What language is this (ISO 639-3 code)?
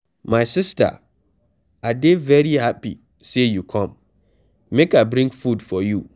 pcm